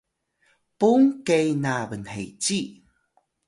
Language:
Atayal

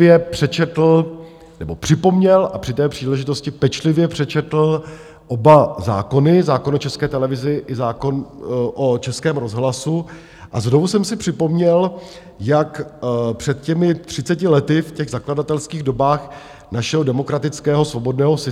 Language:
Czech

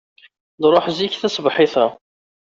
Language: Kabyle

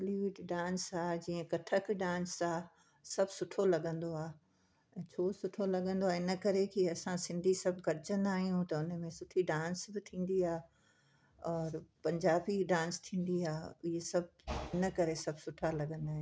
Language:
Sindhi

